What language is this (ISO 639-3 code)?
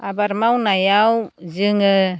brx